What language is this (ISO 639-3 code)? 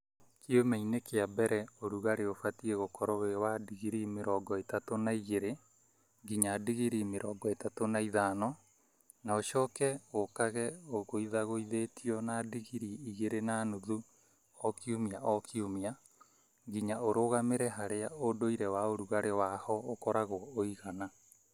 kik